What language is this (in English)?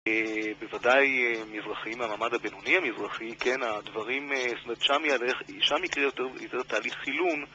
Hebrew